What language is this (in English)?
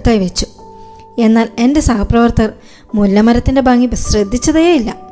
Malayalam